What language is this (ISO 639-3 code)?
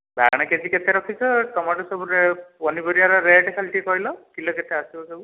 ori